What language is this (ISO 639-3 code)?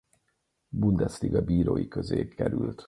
hun